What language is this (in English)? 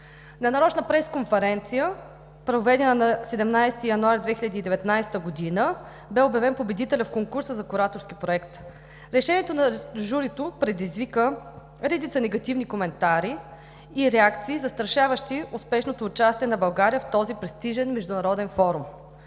Bulgarian